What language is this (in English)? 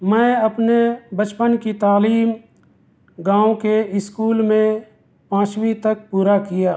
Urdu